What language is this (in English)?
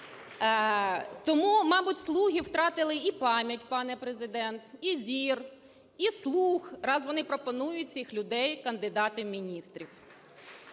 Ukrainian